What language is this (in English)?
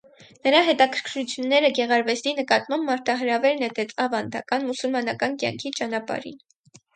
Armenian